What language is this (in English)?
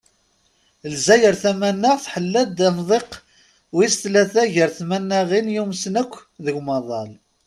Kabyle